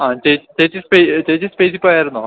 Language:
Malayalam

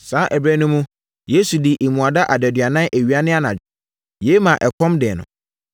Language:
Akan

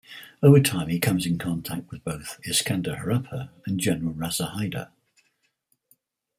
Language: English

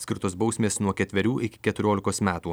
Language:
Lithuanian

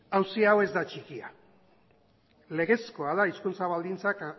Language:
Basque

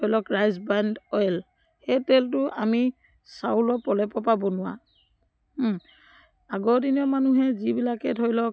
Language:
Assamese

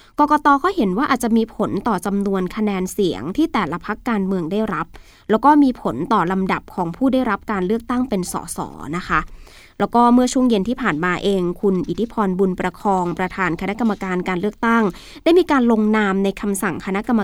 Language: Thai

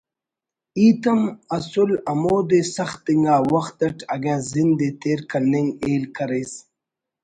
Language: Brahui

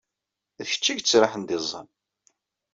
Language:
Kabyle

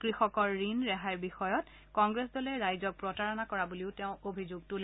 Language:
Assamese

